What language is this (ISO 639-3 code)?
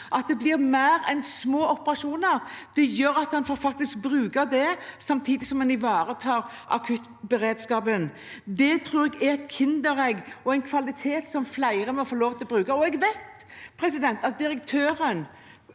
nor